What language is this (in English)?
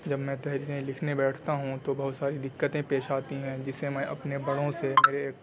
Urdu